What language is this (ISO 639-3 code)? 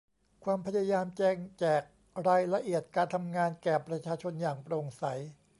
tha